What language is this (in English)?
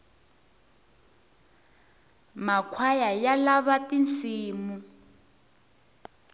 Tsonga